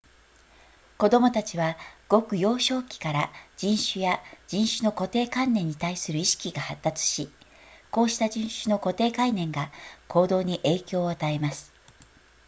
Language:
Japanese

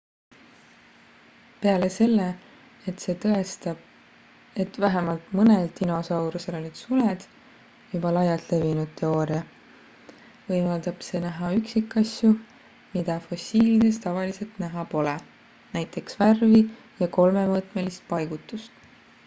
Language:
Estonian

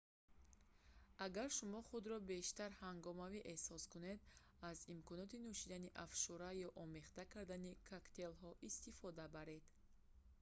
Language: Tajik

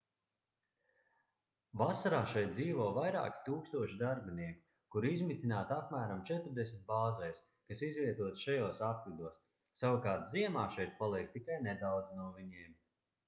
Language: Latvian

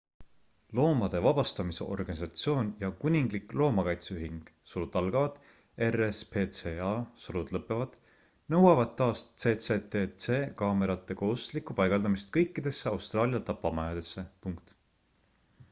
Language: Estonian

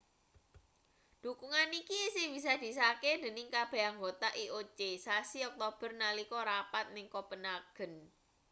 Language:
Javanese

